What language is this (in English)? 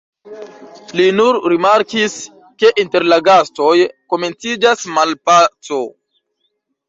Esperanto